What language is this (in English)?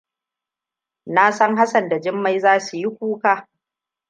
Hausa